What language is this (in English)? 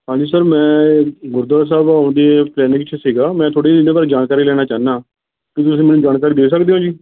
Punjabi